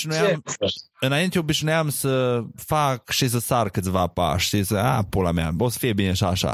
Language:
Romanian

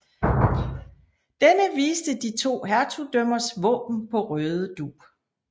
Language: Danish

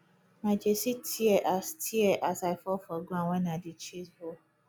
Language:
Nigerian Pidgin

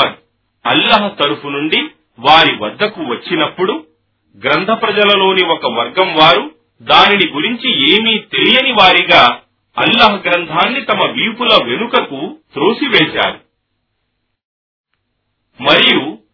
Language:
Telugu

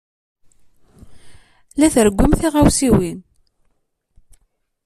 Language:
Kabyle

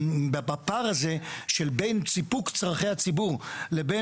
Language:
Hebrew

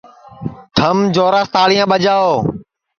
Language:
Sansi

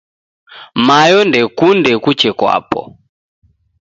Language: Taita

